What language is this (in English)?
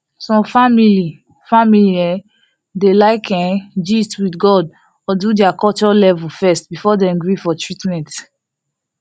Nigerian Pidgin